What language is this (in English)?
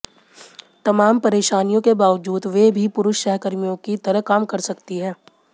Hindi